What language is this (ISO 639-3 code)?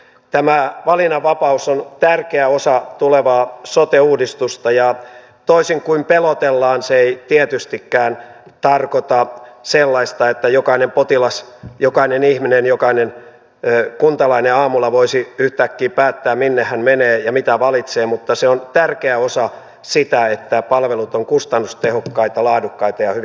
fin